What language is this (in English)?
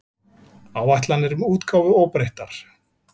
Icelandic